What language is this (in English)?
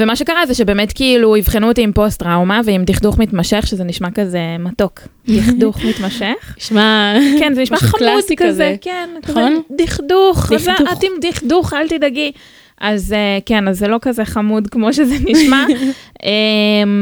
Hebrew